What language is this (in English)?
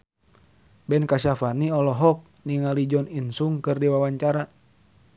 Sundanese